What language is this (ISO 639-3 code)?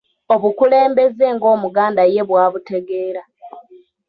lug